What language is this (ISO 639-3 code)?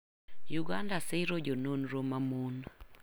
luo